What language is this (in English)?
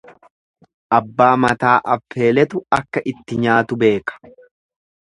Oromo